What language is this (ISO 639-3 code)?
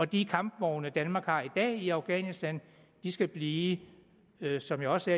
dan